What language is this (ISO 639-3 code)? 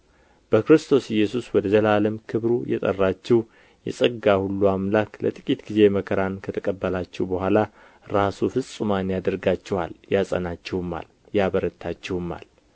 amh